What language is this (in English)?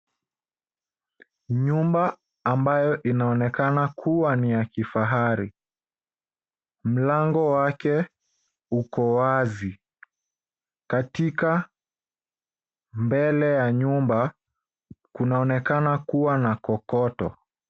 Swahili